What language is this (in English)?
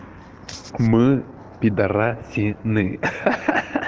Russian